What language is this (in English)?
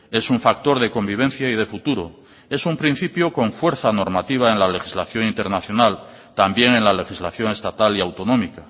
Spanish